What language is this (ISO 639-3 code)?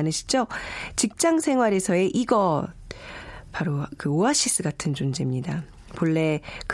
kor